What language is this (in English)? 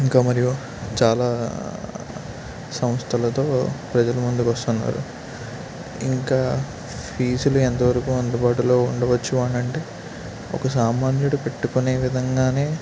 Telugu